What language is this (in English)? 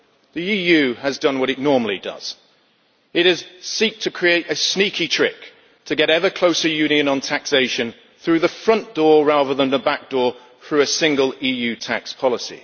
English